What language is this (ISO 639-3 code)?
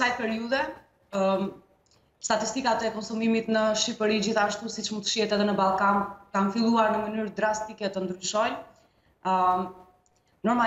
ron